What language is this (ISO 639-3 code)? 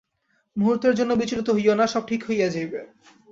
ben